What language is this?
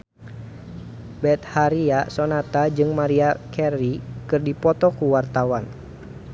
Sundanese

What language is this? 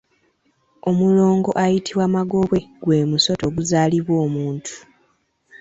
Ganda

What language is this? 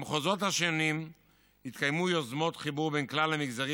Hebrew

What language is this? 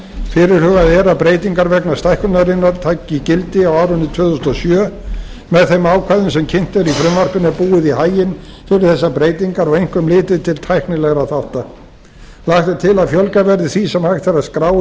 Icelandic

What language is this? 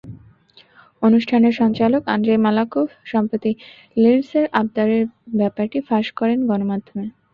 Bangla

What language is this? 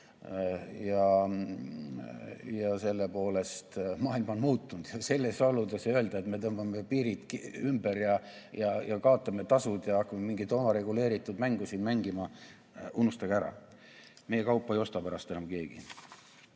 Estonian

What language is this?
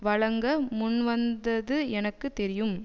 Tamil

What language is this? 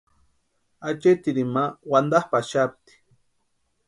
Western Highland Purepecha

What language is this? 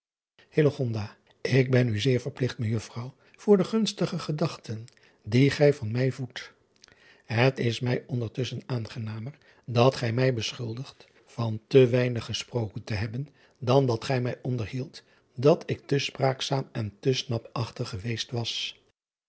Dutch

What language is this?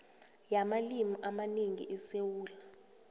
South Ndebele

